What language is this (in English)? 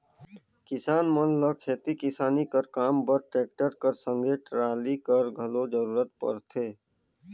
Chhattisgarhi